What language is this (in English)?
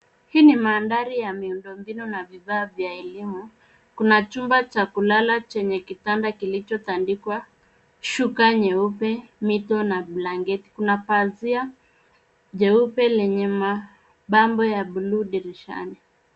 Swahili